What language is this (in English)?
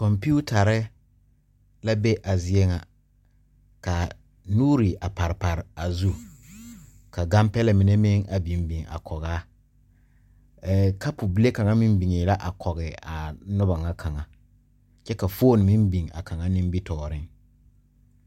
Southern Dagaare